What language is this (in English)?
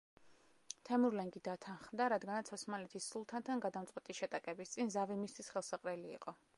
Georgian